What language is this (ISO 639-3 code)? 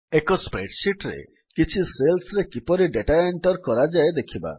ori